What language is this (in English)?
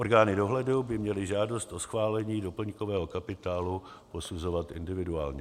Czech